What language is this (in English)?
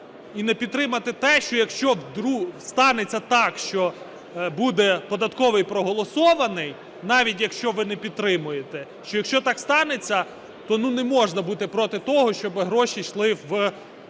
Ukrainian